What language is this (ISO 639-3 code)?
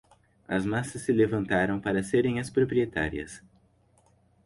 por